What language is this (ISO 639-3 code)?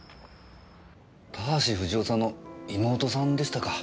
jpn